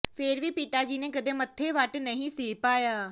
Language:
Punjabi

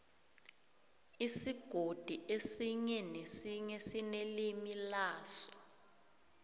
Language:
South Ndebele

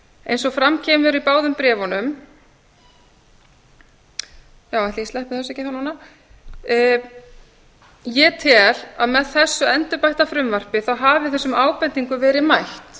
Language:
Icelandic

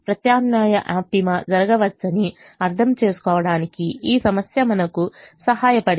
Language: Telugu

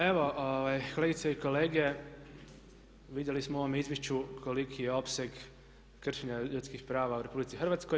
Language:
Croatian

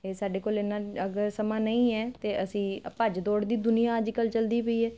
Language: Punjabi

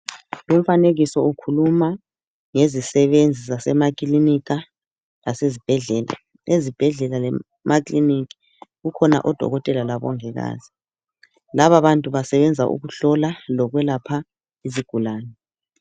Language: North Ndebele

